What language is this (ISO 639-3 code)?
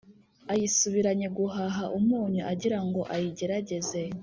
kin